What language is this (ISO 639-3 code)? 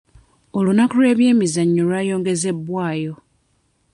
lug